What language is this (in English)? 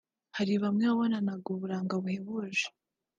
Kinyarwanda